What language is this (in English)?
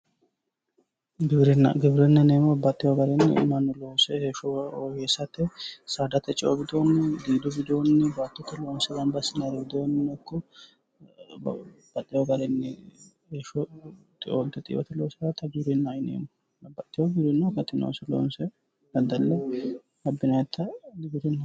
Sidamo